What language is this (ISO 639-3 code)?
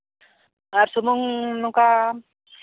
sat